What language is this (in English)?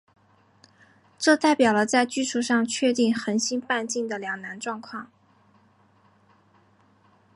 Chinese